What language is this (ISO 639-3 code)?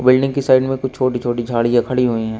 hin